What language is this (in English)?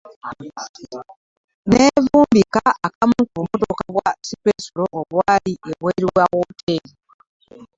Ganda